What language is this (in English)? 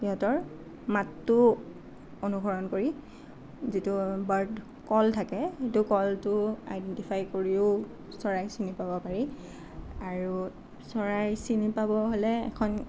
Assamese